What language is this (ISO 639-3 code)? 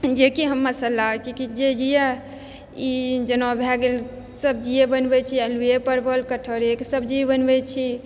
mai